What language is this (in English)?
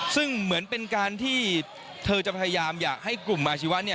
Thai